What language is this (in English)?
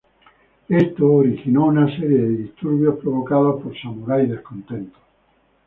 Spanish